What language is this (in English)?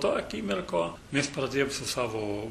Lithuanian